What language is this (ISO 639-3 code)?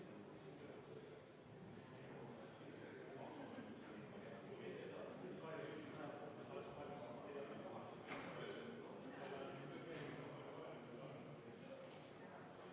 est